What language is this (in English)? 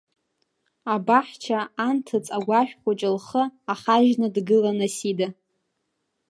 Abkhazian